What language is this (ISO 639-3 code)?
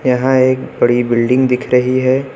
hin